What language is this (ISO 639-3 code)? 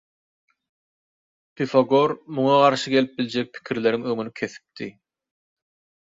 tuk